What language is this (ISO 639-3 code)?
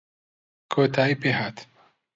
ckb